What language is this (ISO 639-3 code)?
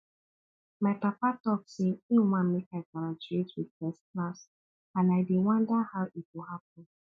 pcm